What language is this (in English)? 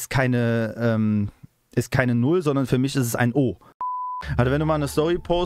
German